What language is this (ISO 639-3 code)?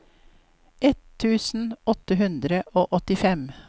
nor